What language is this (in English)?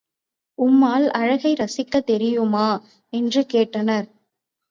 Tamil